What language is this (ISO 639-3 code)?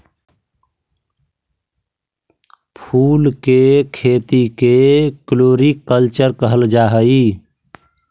mag